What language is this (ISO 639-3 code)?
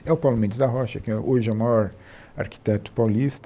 por